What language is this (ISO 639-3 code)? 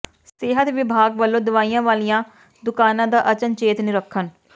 pan